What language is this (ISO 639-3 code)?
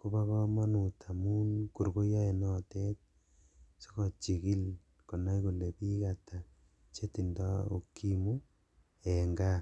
kln